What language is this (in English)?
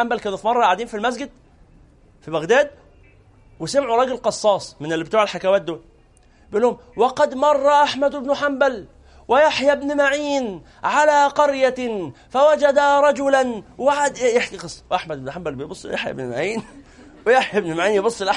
Arabic